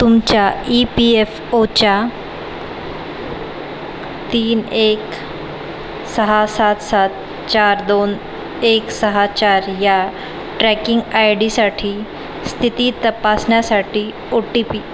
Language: Marathi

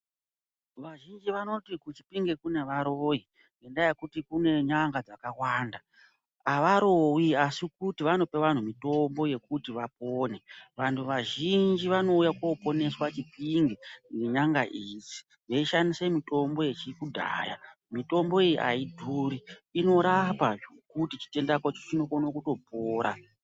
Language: Ndau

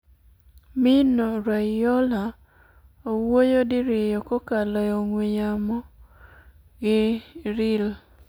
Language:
Luo (Kenya and Tanzania)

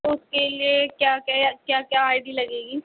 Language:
Urdu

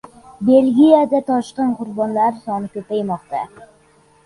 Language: Uzbek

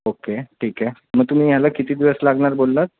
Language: Marathi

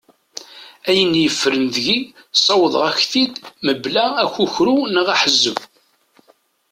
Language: Kabyle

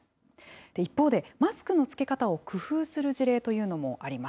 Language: Japanese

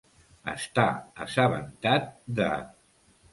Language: Catalan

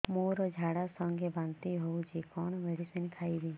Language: Odia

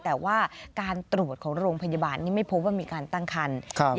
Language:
Thai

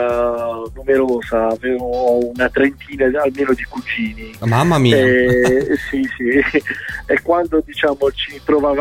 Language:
Italian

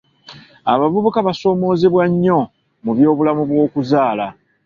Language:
Ganda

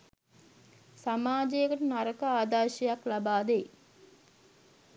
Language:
Sinhala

